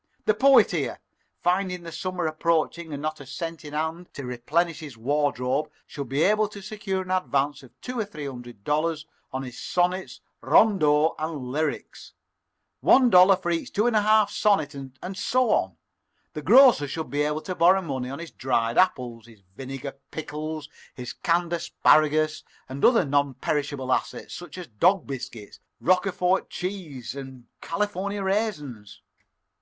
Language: English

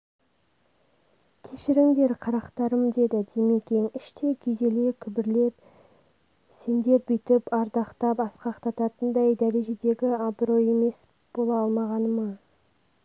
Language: Kazakh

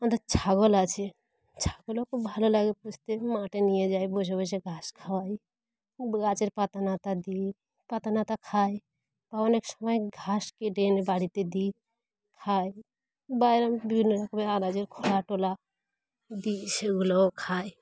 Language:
Bangla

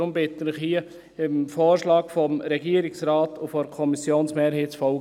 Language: Swiss German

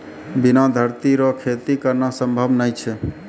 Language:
Maithili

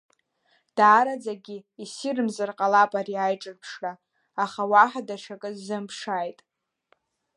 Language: Abkhazian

